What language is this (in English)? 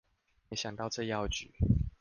Chinese